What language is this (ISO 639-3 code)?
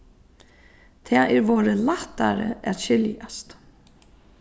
fao